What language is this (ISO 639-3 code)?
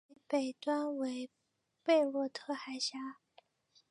zho